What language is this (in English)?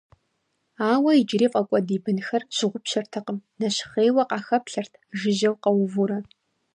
Kabardian